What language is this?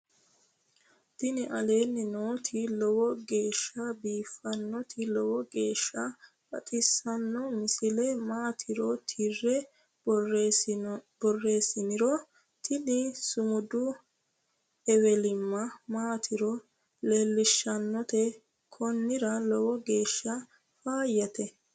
Sidamo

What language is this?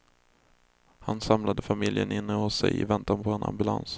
Swedish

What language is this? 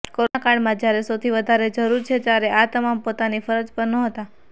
Gujarati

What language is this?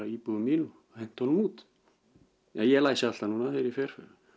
Icelandic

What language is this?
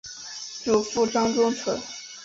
Chinese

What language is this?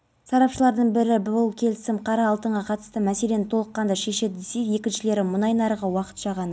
Kazakh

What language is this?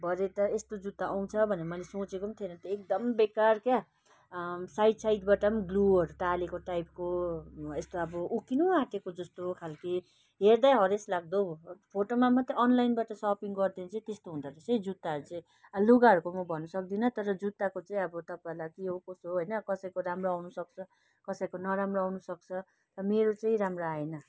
Nepali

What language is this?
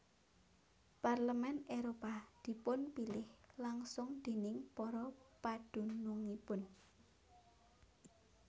Javanese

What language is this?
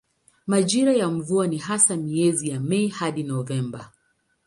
Swahili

